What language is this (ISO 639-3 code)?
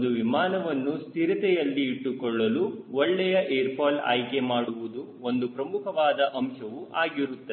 kan